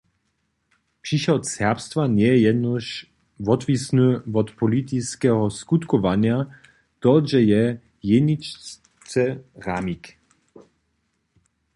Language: Upper Sorbian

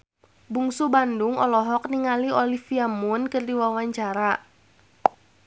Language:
Sundanese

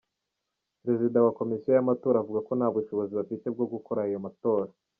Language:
Kinyarwanda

